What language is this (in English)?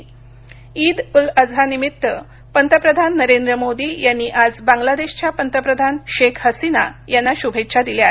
Marathi